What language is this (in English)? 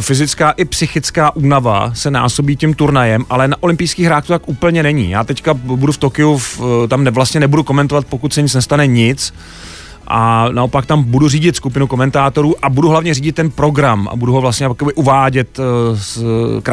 Czech